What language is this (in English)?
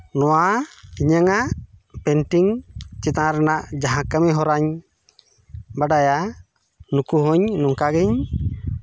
Santali